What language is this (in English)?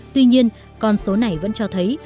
Vietnamese